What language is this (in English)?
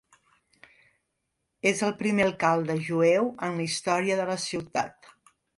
Catalan